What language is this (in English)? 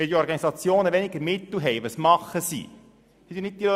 Swiss German